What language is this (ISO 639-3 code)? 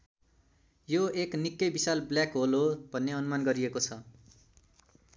nep